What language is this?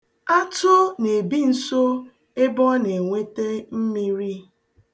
Igbo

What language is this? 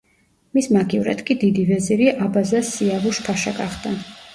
Georgian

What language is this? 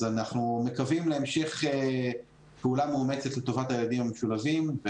Hebrew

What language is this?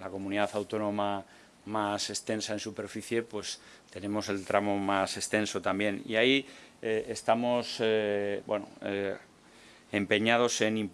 Spanish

